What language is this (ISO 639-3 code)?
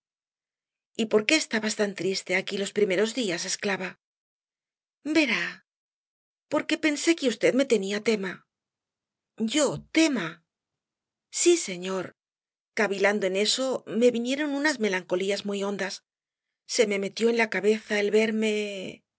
spa